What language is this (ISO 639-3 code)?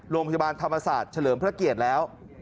tha